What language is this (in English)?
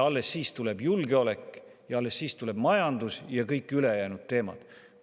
Estonian